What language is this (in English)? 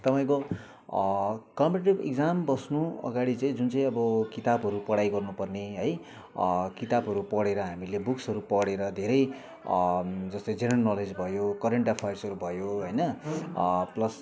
Nepali